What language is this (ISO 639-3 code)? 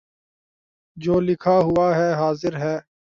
urd